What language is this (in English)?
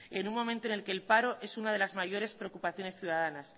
Spanish